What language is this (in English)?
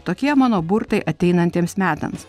Lithuanian